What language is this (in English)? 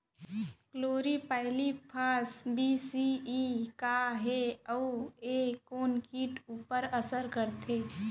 Chhattisgarhi